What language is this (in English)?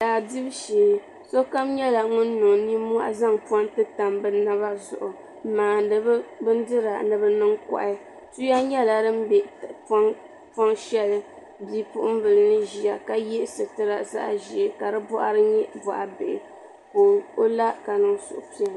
Dagbani